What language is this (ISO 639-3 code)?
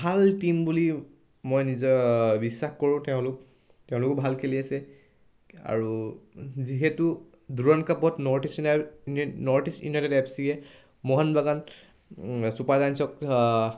asm